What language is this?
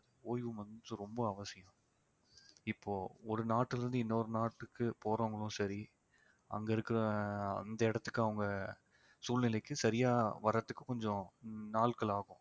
Tamil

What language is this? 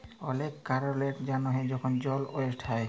Bangla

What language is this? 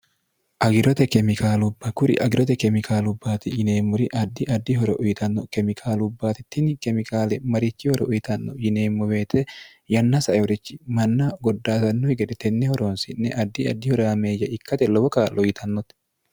Sidamo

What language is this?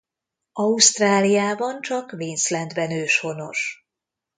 Hungarian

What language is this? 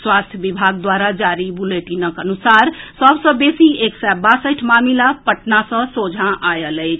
Maithili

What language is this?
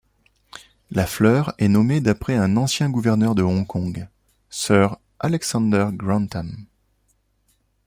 French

